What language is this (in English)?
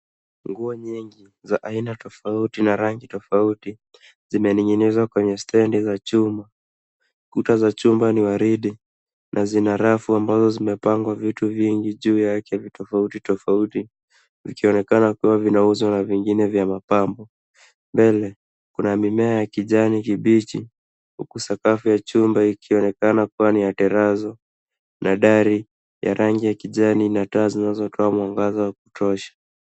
Swahili